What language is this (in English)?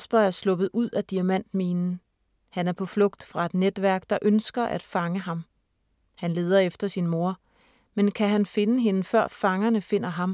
Danish